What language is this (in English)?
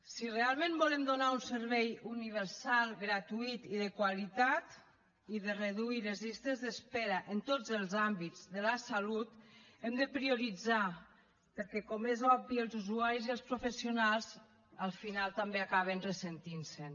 Catalan